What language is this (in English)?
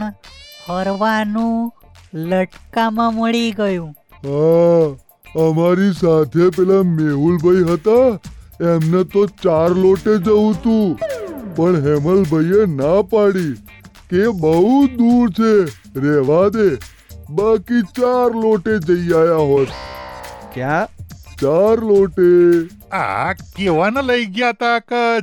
Gujarati